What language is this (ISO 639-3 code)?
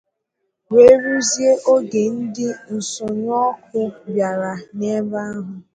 ibo